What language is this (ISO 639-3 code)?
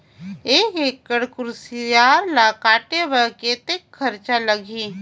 hne